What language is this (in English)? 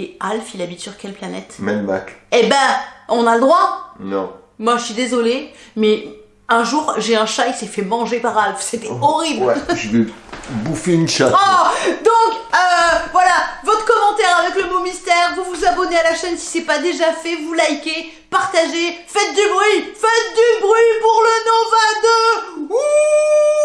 French